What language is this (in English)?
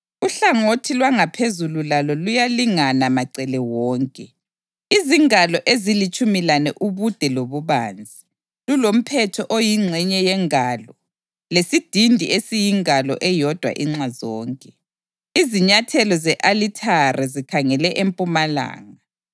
North Ndebele